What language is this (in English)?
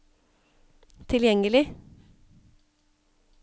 Norwegian